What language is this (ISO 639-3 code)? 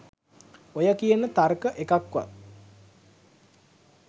sin